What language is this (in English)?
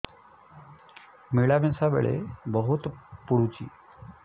Odia